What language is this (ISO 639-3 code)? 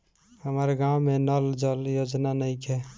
bho